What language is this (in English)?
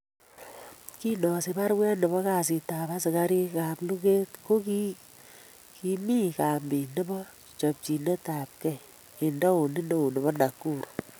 Kalenjin